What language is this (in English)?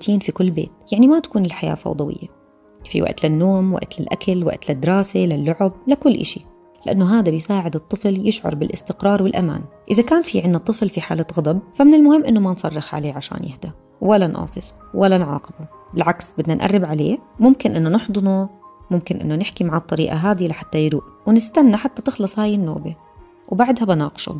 Arabic